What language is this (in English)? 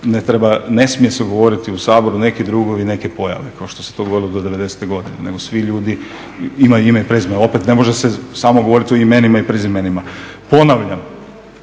Croatian